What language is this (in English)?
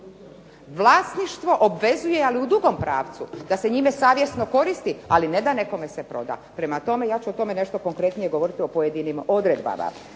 Croatian